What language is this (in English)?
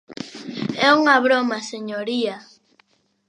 Galician